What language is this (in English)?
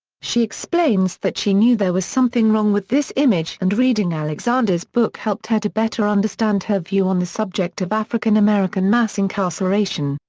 English